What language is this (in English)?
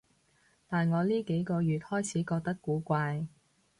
Cantonese